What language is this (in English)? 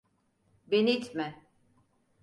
Turkish